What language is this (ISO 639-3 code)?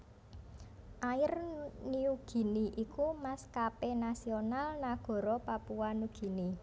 jav